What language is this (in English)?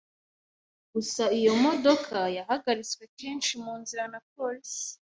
Kinyarwanda